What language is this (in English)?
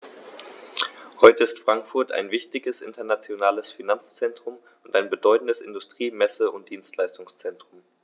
German